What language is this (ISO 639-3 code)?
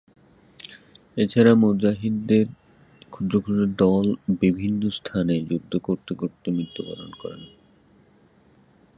ben